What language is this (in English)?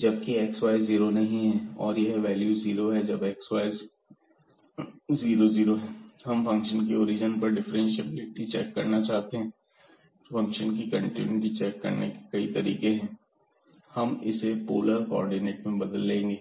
Hindi